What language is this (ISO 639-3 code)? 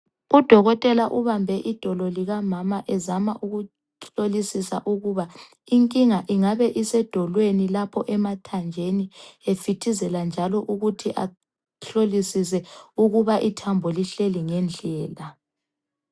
nde